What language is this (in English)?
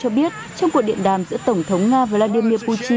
Vietnamese